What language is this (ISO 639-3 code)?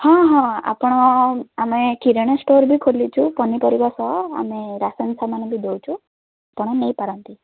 ori